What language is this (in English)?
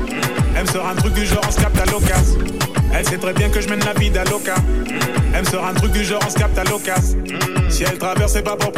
French